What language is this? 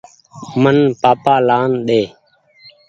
Goaria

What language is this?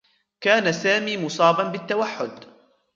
Arabic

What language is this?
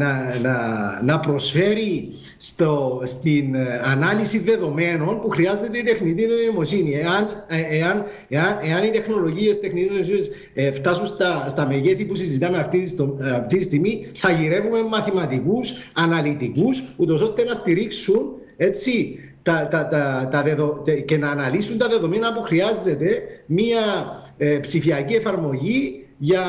Greek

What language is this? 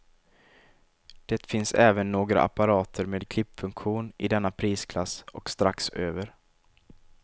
Swedish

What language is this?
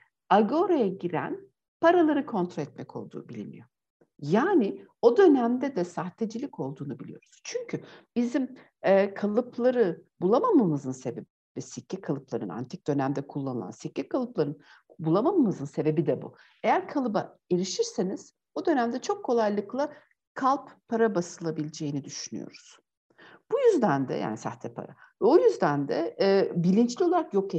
Turkish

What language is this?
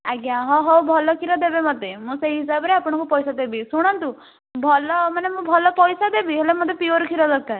Odia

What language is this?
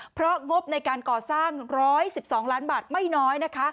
Thai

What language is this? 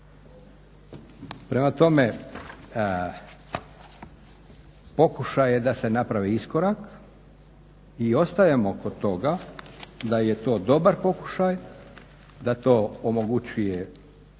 Croatian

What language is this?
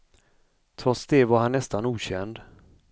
Swedish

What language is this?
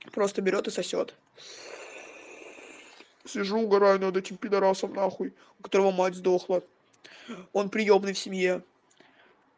Russian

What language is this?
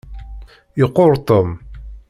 Kabyle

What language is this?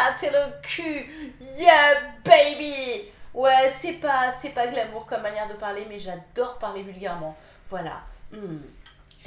French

